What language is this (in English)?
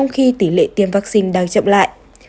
Vietnamese